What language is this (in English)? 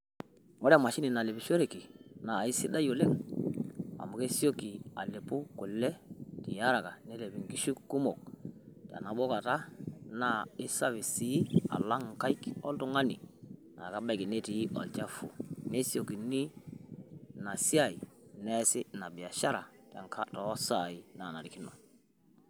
Masai